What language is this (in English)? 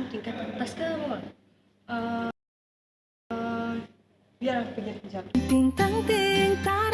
Malay